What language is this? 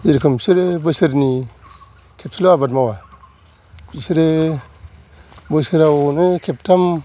Bodo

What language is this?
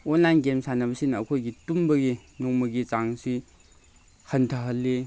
Manipuri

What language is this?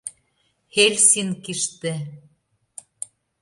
Mari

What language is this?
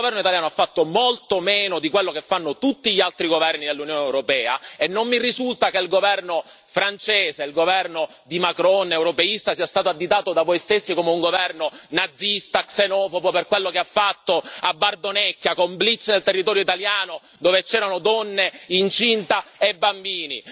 Italian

